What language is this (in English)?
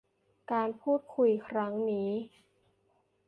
Thai